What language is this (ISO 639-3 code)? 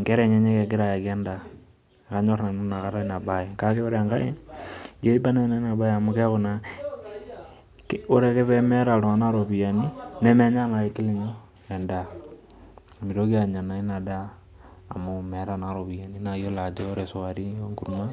mas